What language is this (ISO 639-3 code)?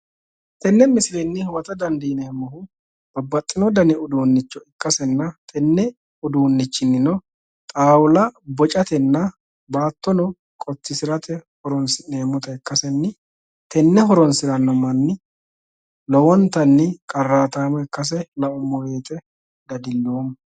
sid